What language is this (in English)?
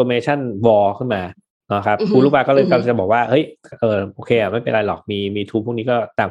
Thai